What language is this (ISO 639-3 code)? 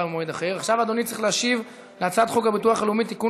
heb